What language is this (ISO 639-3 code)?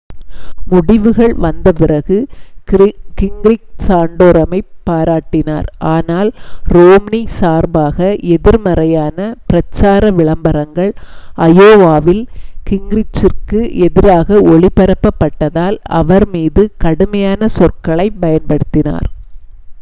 tam